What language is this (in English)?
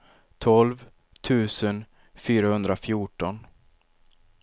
Swedish